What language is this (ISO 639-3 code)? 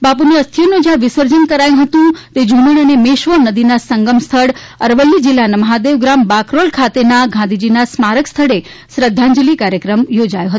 guj